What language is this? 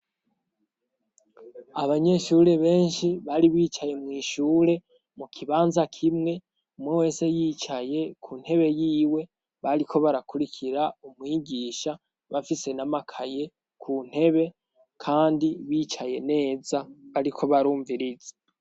Rundi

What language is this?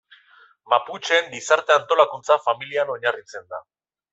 Basque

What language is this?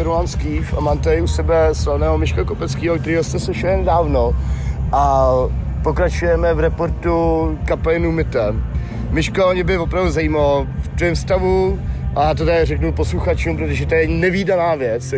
Czech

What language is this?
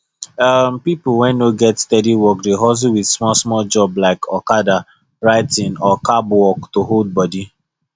Nigerian Pidgin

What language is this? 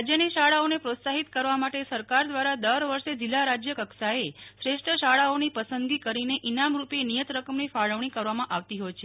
Gujarati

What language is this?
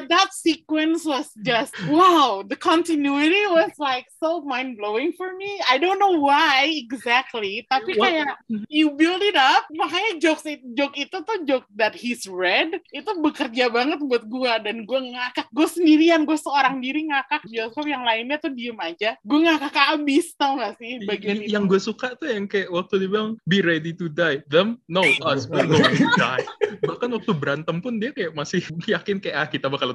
Indonesian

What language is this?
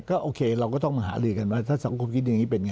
Thai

